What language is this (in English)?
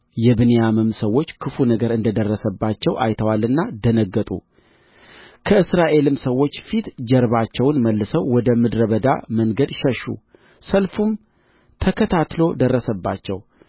Amharic